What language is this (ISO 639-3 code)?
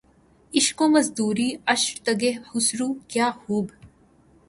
urd